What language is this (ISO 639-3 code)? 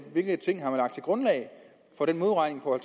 dan